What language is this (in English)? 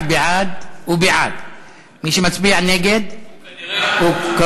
Hebrew